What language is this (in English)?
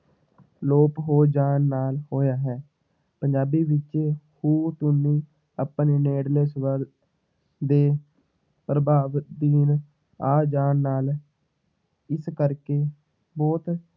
Punjabi